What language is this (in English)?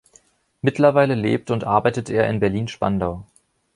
German